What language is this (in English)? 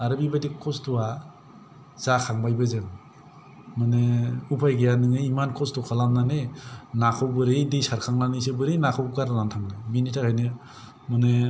Bodo